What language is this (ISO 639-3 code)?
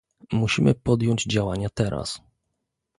pol